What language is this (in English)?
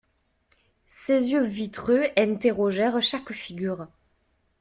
French